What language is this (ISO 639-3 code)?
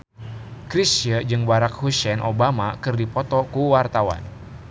sun